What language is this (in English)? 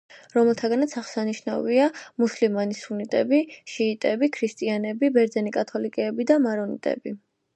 Georgian